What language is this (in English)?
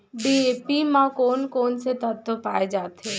Chhattisgarhi